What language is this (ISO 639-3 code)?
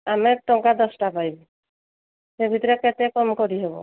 ori